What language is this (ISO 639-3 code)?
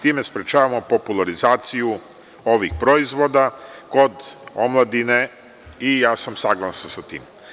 srp